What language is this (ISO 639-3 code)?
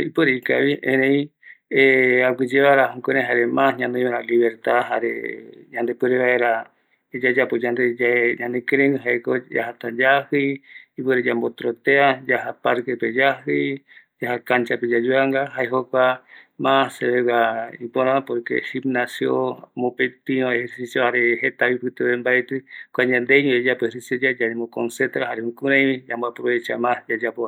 gui